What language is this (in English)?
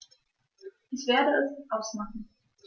German